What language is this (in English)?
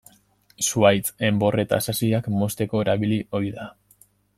Basque